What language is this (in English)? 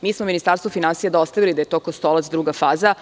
Serbian